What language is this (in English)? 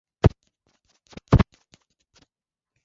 Swahili